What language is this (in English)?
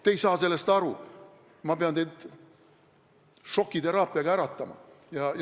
Estonian